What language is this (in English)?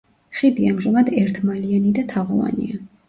Georgian